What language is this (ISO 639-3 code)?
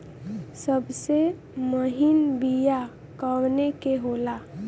bho